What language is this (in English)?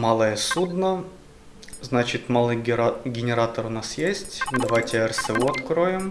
Russian